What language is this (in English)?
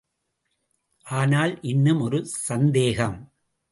Tamil